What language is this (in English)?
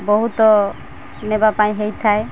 Odia